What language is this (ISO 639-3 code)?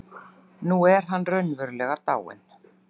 isl